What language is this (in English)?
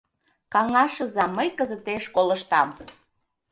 Mari